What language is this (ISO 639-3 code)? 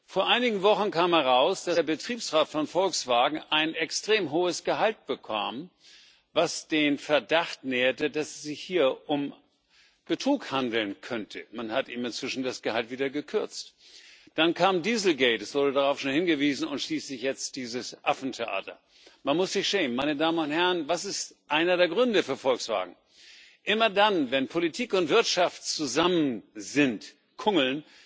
deu